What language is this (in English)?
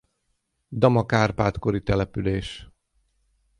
Hungarian